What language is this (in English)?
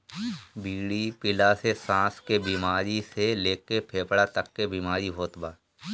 Bhojpuri